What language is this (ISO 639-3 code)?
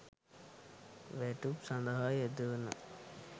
sin